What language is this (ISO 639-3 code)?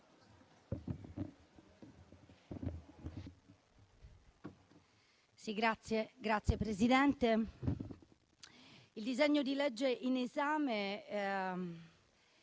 ita